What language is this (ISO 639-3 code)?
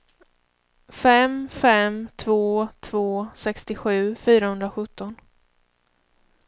swe